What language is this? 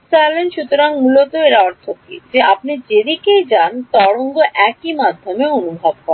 Bangla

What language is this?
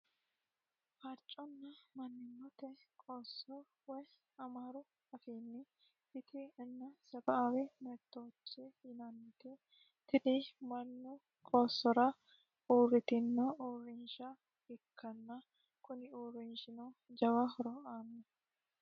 Sidamo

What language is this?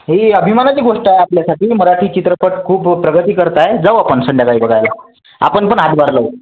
Marathi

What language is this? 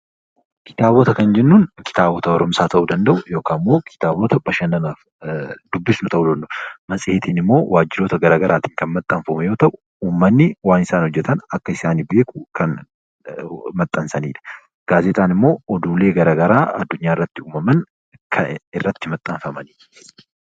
Oromo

